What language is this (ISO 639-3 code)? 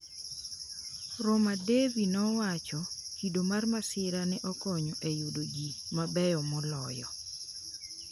luo